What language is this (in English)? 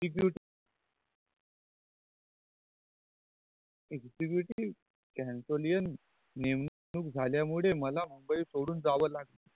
Marathi